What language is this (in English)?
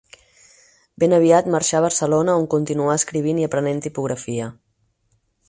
Catalan